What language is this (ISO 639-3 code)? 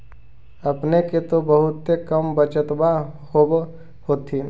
mag